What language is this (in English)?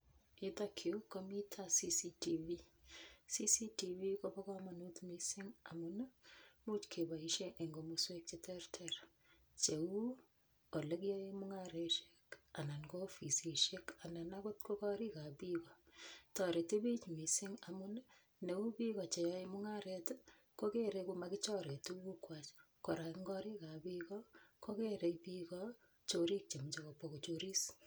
Kalenjin